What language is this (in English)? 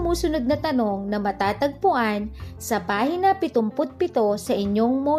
Filipino